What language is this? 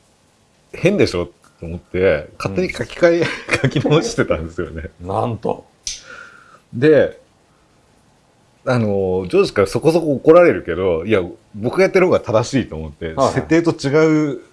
Japanese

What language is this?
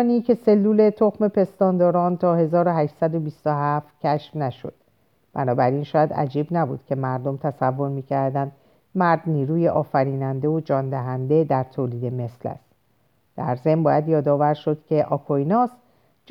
Persian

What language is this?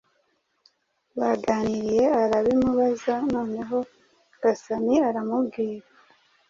Kinyarwanda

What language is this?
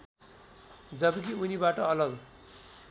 Nepali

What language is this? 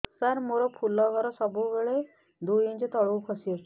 Odia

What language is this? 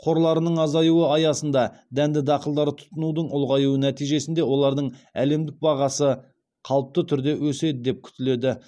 Kazakh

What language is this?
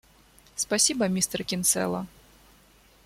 Russian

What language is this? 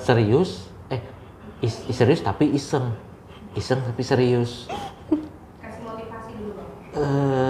Indonesian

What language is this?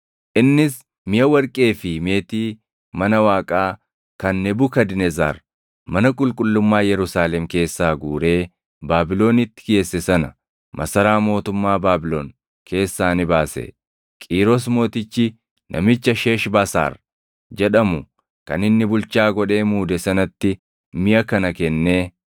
Oromo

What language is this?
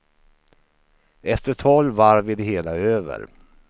Swedish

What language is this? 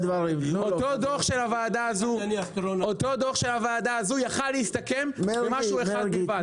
Hebrew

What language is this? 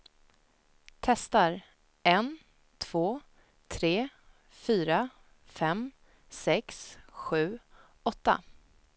Swedish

